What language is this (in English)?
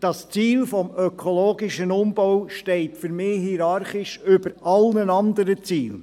Swiss German